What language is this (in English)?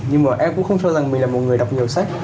Vietnamese